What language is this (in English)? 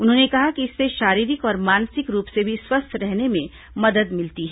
Hindi